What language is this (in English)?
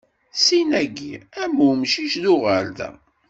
Kabyle